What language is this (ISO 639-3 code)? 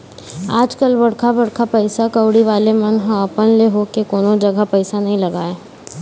hne